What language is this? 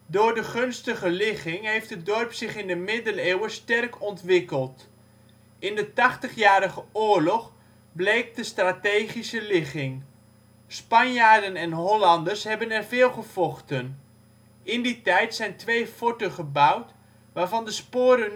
Dutch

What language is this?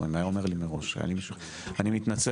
Hebrew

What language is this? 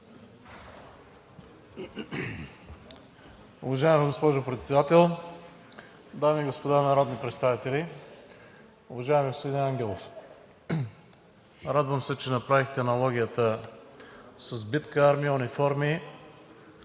Bulgarian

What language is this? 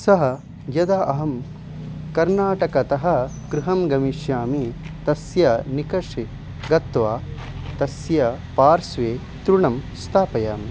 Sanskrit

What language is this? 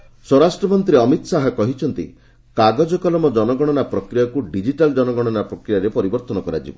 Odia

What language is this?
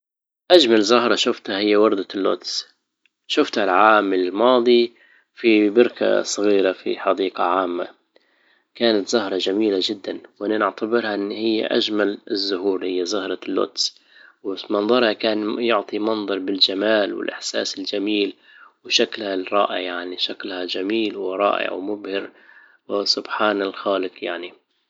Libyan Arabic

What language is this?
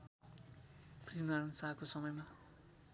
Nepali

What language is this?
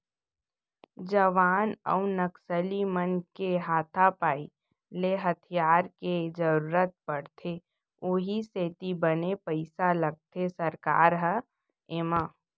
Chhattisgarhi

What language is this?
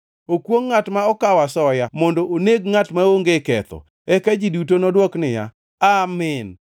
Luo (Kenya and Tanzania)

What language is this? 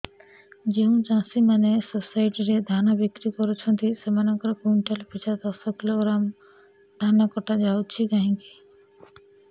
Odia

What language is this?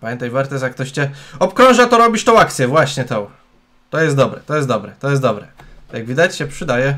Polish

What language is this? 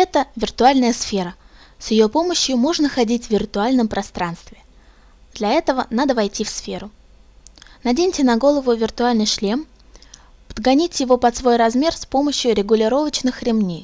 Russian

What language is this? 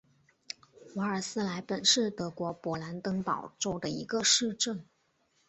Chinese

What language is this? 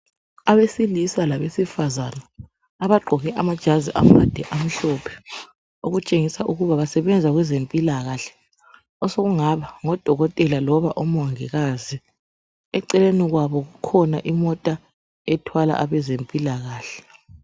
North Ndebele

